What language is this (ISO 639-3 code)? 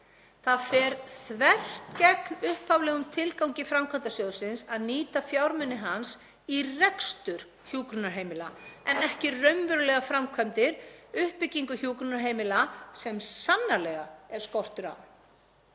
isl